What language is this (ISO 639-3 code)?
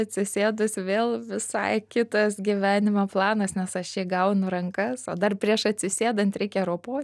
lit